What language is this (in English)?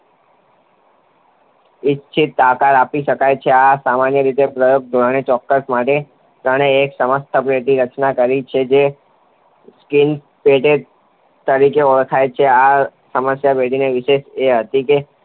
Gujarati